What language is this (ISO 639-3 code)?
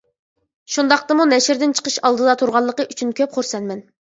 uig